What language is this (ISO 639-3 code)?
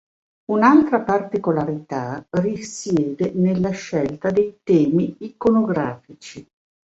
ita